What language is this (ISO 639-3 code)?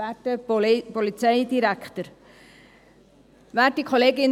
gsw